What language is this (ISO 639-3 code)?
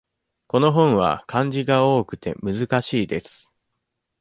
jpn